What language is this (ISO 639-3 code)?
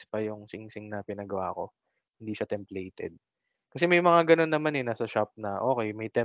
fil